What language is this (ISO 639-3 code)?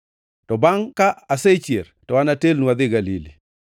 luo